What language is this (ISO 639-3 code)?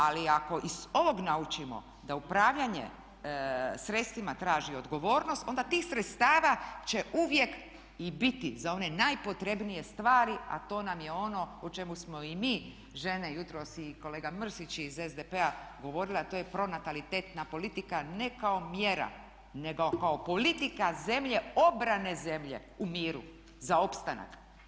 hrv